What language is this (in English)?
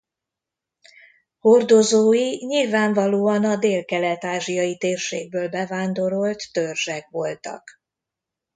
Hungarian